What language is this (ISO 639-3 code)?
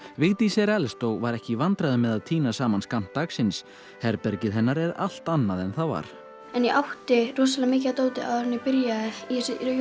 isl